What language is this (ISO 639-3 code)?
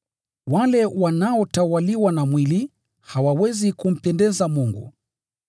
swa